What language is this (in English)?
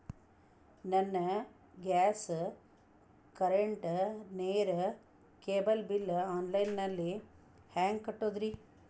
Kannada